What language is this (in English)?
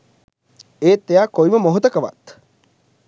Sinhala